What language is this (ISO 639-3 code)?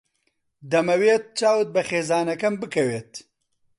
ckb